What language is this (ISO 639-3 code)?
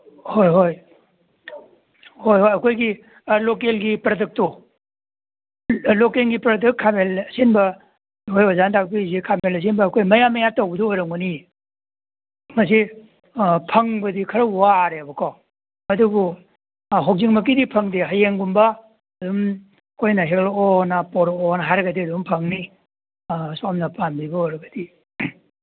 mni